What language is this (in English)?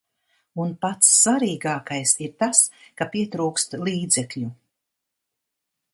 Latvian